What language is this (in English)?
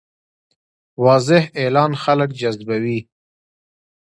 Pashto